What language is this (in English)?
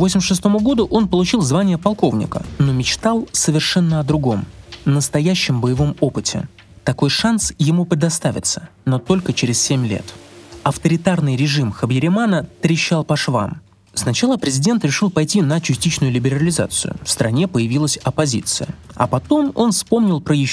Russian